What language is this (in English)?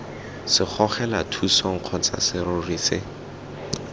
Tswana